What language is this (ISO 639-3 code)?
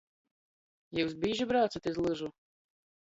ltg